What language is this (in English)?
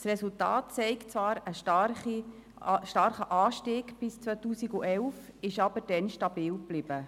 Swiss German